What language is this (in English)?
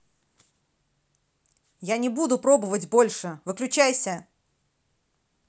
Russian